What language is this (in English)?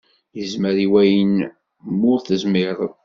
Kabyle